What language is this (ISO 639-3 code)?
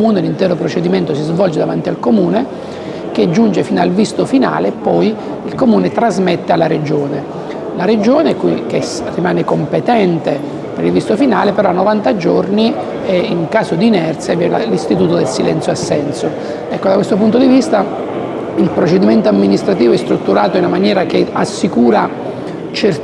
ita